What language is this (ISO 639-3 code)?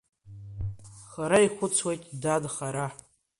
abk